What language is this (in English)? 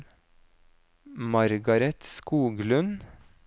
Norwegian